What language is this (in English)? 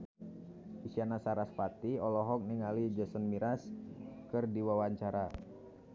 Sundanese